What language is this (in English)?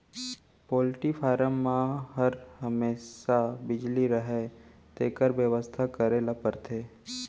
Chhattisgarhi